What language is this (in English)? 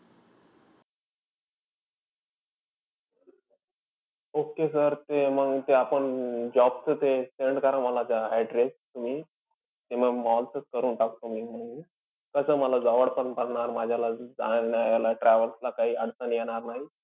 Marathi